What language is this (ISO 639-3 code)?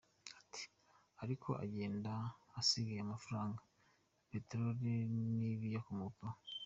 kin